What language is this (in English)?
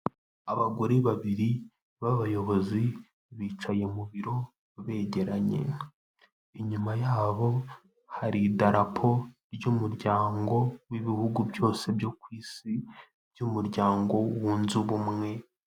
Kinyarwanda